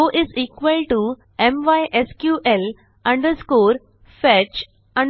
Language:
Marathi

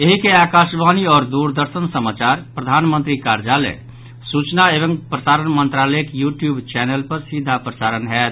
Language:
Maithili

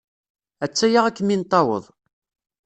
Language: Kabyle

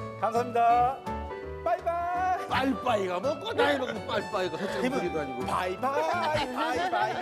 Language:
Korean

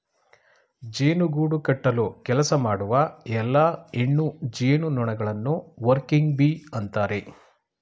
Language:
Kannada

